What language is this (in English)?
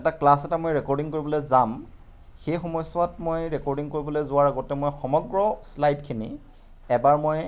Assamese